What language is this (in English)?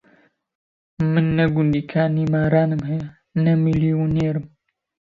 Central Kurdish